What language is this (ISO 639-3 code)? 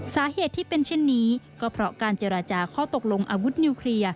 tha